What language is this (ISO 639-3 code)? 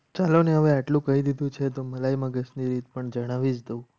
guj